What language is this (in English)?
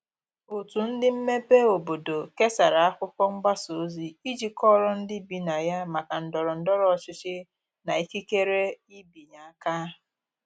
Igbo